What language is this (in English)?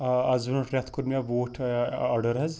Kashmiri